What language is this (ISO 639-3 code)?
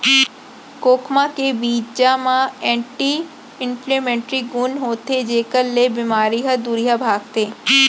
hne